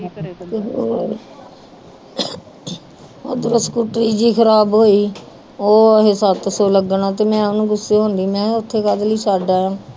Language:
Punjabi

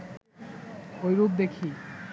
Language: Bangla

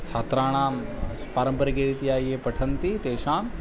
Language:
Sanskrit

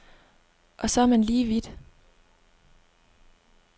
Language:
Danish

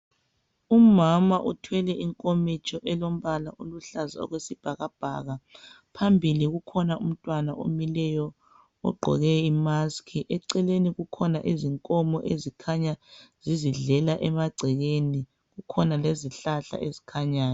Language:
North Ndebele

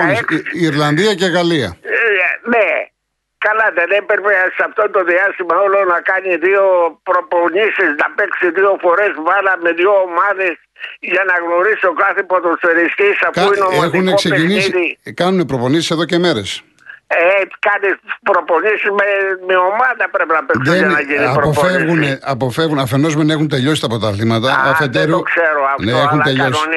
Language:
Greek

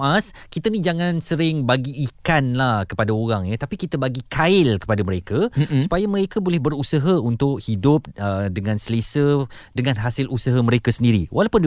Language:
Malay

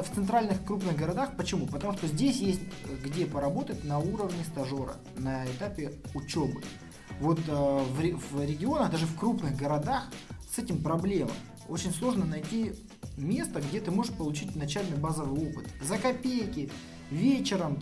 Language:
Russian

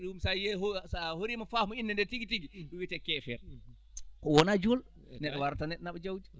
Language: Fula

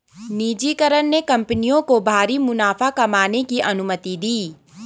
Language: Hindi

